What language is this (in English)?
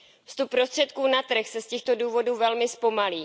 Czech